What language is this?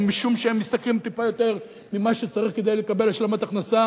Hebrew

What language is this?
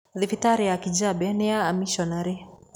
Kikuyu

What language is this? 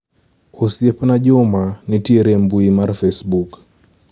Luo (Kenya and Tanzania)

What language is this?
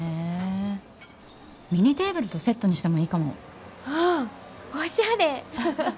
Japanese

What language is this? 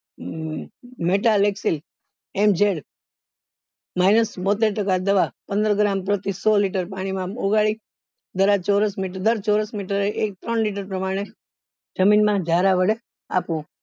Gujarati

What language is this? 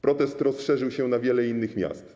Polish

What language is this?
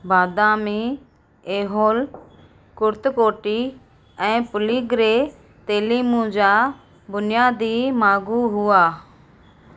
Sindhi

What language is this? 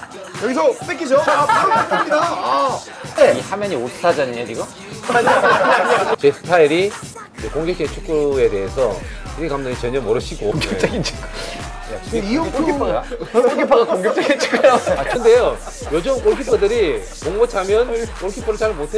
Korean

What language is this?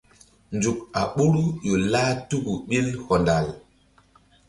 Mbum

